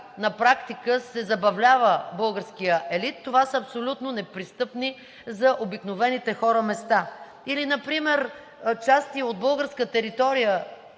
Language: Bulgarian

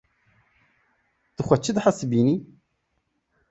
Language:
Kurdish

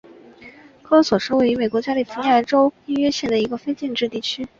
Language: Chinese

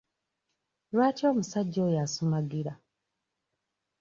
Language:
Ganda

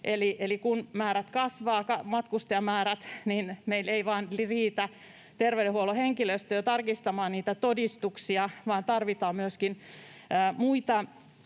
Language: Finnish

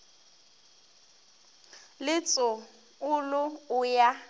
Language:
Northern Sotho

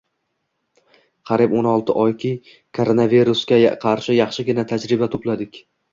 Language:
Uzbek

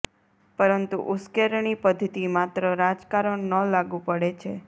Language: Gujarati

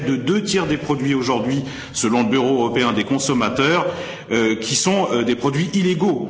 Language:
French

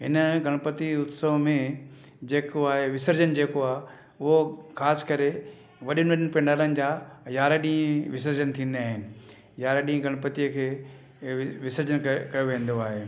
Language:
Sindhi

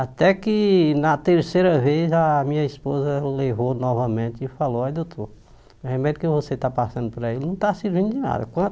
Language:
Portuguese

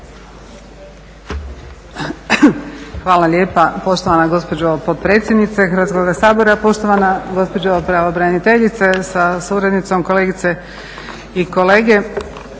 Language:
Croatian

